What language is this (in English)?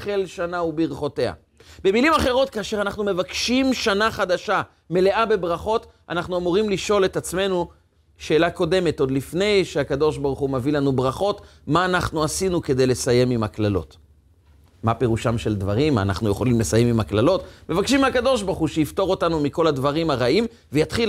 Hebrew